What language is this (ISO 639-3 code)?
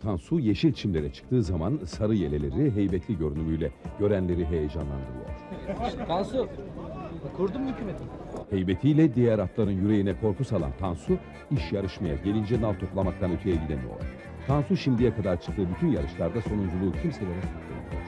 tur